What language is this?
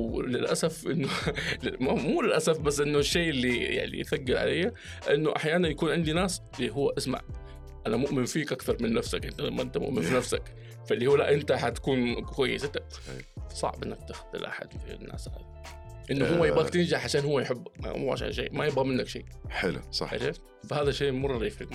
Arabic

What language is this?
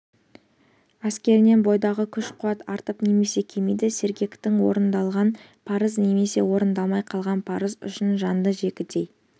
Kazakh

